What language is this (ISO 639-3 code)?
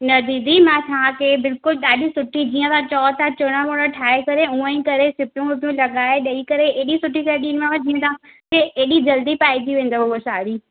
snd